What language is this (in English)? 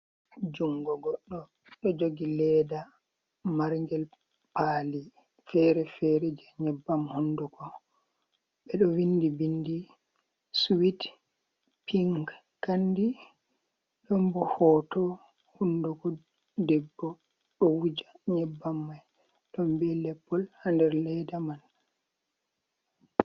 Fula